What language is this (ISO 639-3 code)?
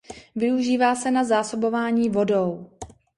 ces